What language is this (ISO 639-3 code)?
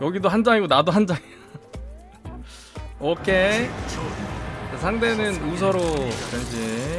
kor